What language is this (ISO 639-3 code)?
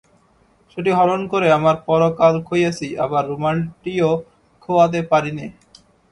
ben